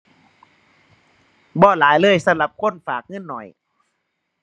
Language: Thai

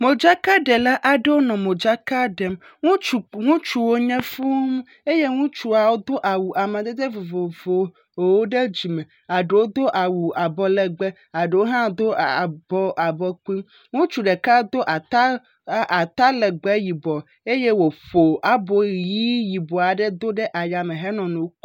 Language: Ewe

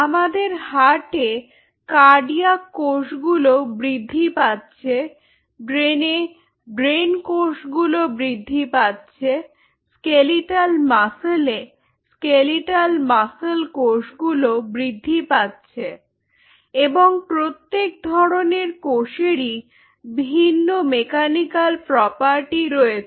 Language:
Bangla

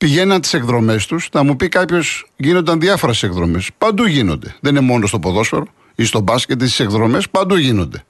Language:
Greek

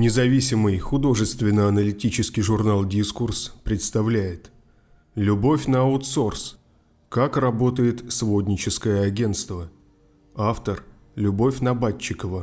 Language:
Russian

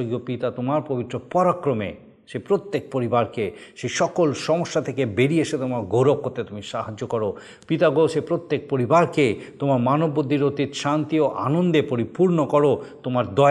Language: Bangla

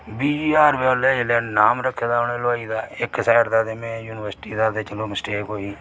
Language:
Dogri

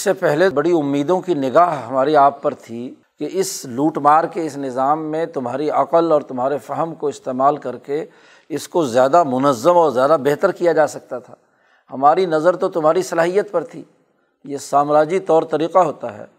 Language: Urdu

